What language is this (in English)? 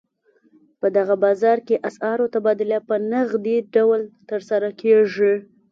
Pashto